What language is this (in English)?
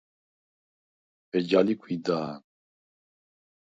Svan